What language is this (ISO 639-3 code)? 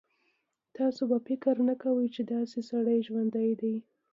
pus